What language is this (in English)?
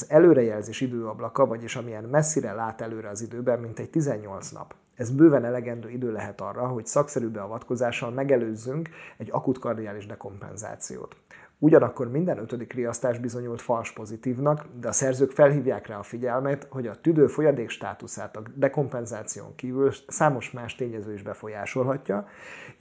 Hungarian